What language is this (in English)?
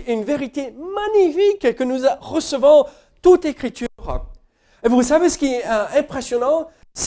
French